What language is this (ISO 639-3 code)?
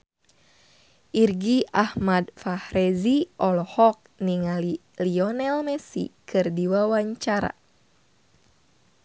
sun